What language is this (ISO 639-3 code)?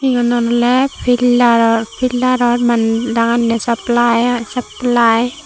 ccp